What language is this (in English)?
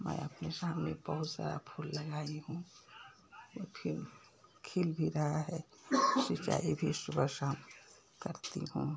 Hindi